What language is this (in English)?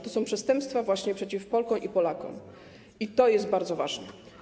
Polish